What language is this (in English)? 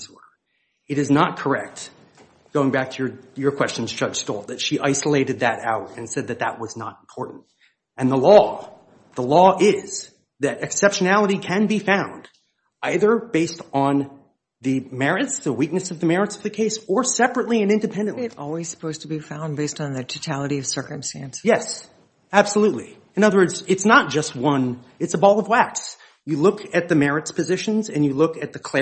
English